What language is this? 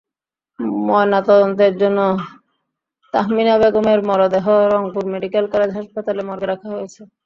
Bangla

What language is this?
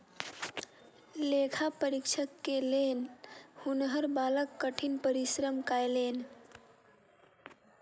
Maithili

